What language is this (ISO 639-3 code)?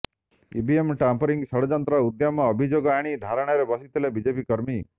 ori